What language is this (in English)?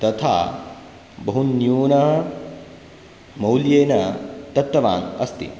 Sanskrit